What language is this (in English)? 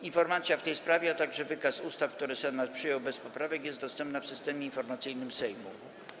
Polish